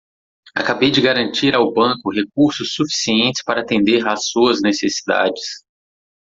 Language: Portuguese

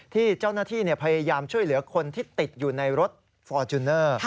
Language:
Thai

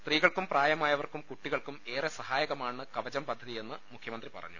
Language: Malayalam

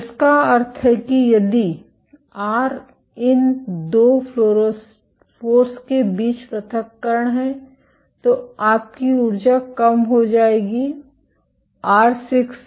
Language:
Hindi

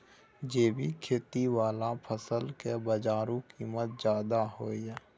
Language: Maithili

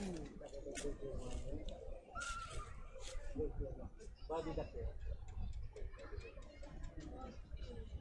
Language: Japanese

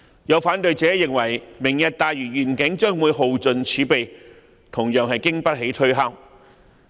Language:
Cantonese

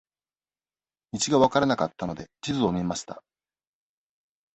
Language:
Japanese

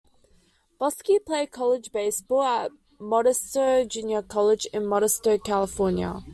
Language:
English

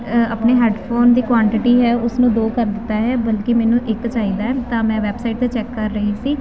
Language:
Punjabi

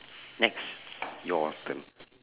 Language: English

